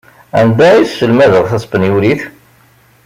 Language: Kabyle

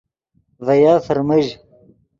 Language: Yidgha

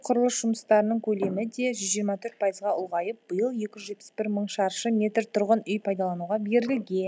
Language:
Kazakh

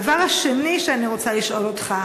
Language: Hebrew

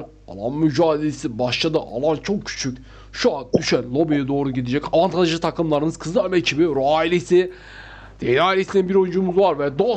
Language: Turkish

